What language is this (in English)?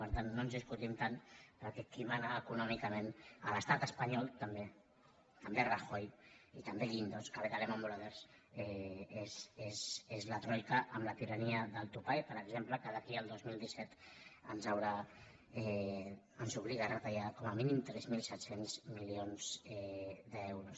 Catalan